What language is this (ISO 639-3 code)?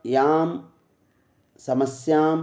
san